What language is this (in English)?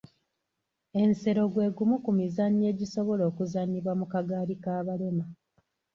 Ganda